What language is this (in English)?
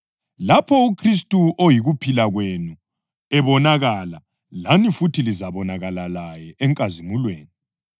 North Ndebele